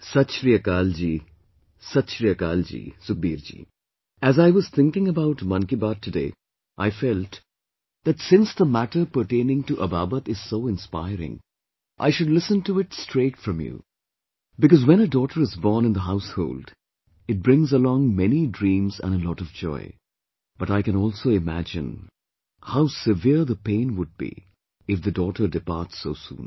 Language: English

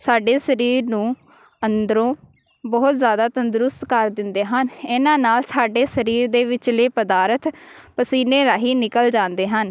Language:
Punjabi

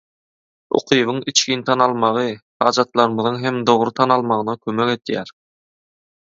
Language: Turkmen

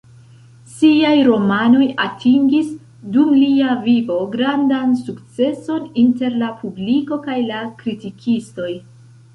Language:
Esperanto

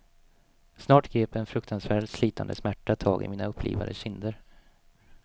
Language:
Swedish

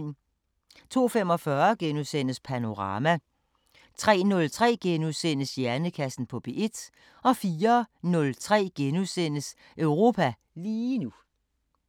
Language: Danish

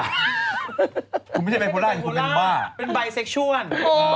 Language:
Thai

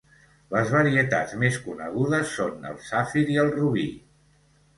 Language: Catalan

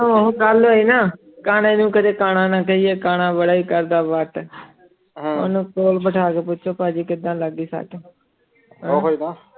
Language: Punjabi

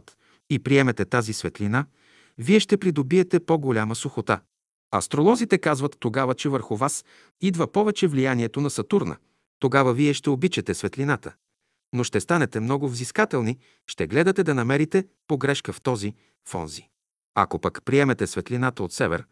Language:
Bulgarian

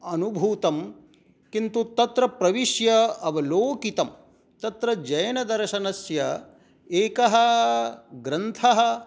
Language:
Sanskrit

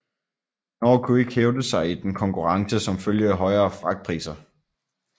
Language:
Danish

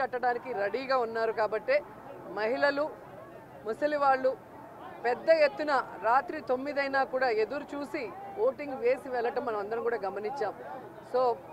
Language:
Telugu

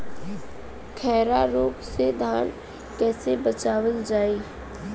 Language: Bhojpuri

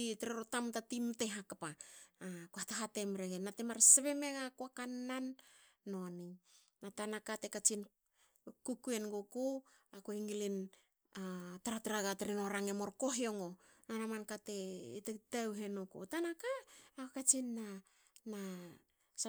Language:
Hakö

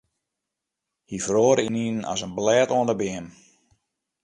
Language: Western Frisian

